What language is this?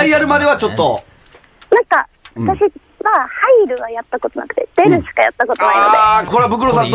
Japanese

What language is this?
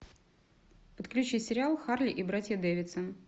Russian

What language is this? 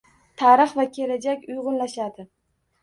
Uzbek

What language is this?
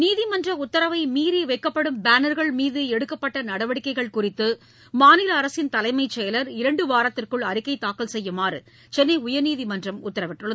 Tamil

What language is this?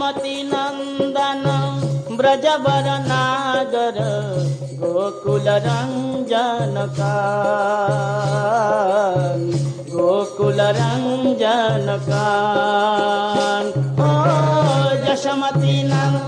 Hindi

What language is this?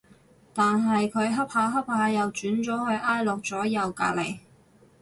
Cantonese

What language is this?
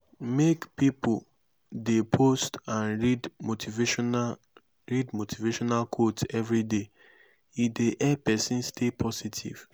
Nigerian Pidgin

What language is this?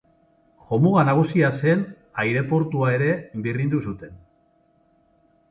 Basque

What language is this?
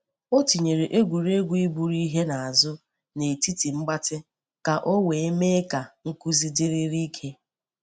Igbo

